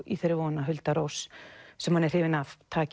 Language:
Icelandic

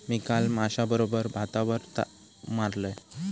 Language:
Marathi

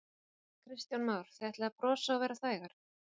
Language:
Icelandic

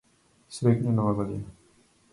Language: Macedonian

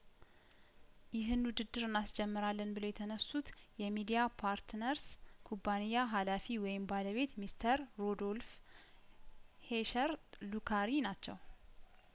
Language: Amharic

